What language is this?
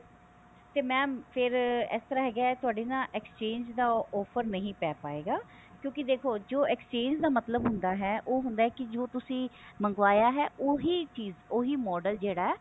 Punjabi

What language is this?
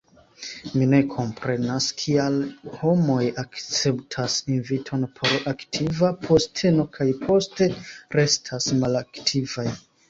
Esperanto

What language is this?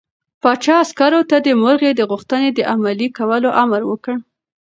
Pashto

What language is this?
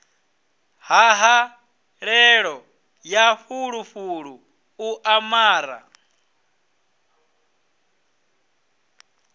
Venda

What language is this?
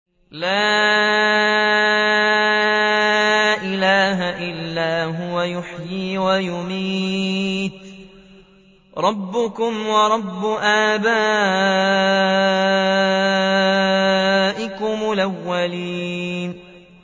Arabic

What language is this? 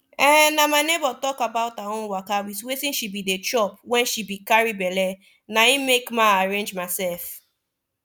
Nigerian Pidgin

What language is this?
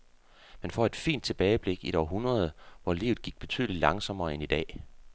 Danish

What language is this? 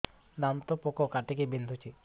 Odia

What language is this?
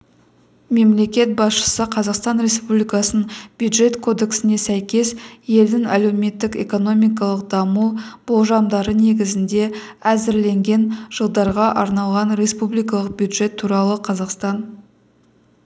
Kazakh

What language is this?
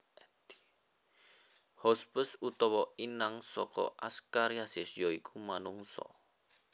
Javanese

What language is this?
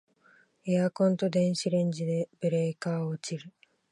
Japanese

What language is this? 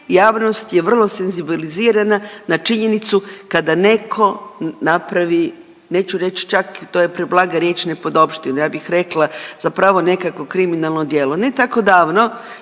Croatian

